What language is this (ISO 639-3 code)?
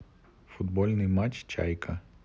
rus